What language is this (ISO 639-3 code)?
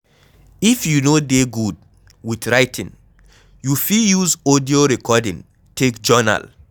pcm